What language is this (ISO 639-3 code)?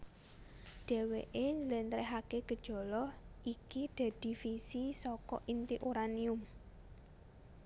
jav